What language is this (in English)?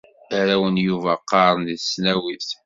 Kabyle